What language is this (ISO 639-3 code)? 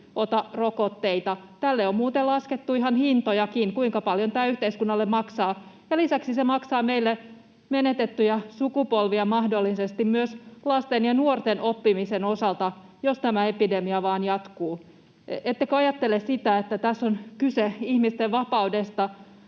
fin